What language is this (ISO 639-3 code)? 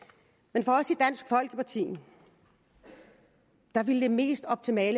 dan